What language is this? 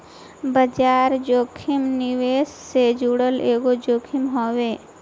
Bhojpuri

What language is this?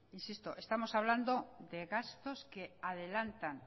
Spanish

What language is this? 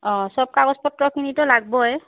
Assamese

